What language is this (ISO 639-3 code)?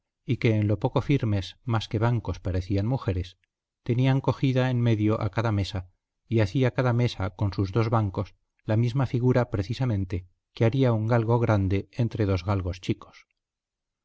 spa